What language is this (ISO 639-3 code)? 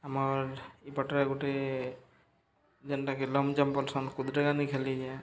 ori